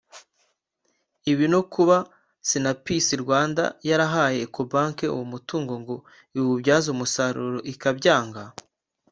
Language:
Kinyarwanda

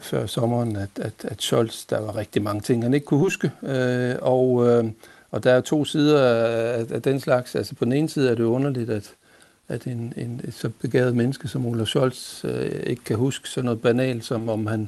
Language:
Danish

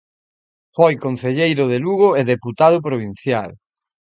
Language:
Galician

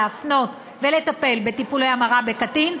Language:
Hebrew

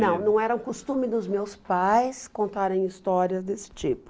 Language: Portuguese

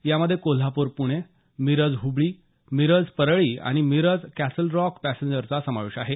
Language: Marathi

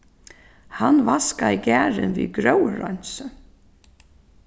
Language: Faroese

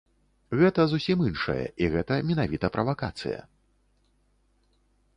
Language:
Belarusian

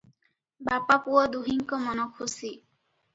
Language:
Odia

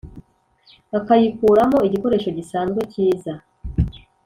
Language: Kinyarwanda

